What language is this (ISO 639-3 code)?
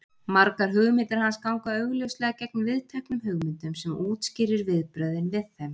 isl